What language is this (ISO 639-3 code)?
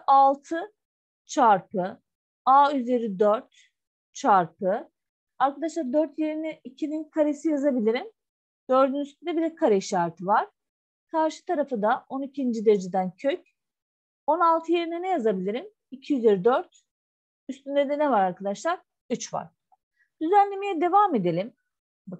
tur